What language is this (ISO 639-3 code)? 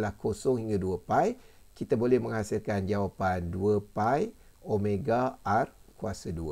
msa